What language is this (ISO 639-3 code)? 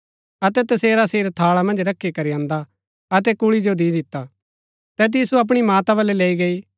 gbk